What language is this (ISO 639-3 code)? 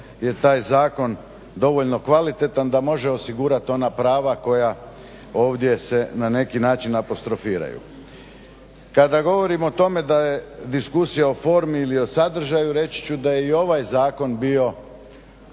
hrv